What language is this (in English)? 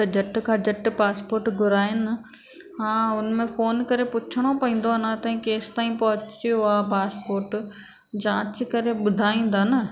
Sindhi